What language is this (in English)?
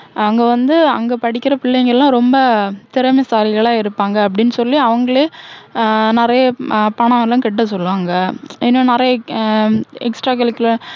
Tamil